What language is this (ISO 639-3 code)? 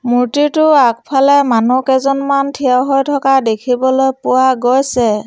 asm